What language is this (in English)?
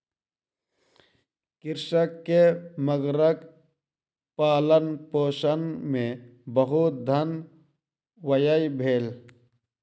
Maithili